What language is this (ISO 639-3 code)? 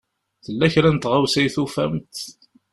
kab